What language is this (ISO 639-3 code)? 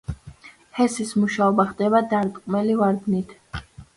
kat